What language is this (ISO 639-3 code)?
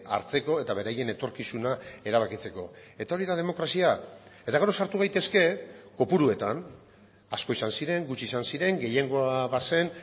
eus